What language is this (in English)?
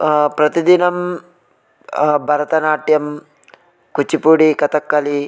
Sanskrit